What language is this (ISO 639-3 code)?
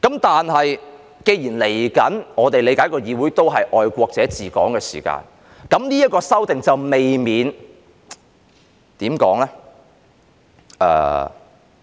yue